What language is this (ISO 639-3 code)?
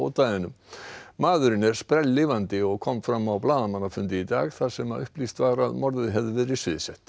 isl